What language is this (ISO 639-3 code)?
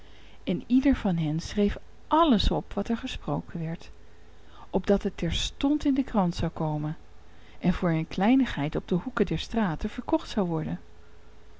nld